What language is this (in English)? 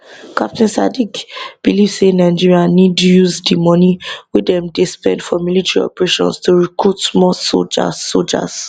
Nigerian Pidgin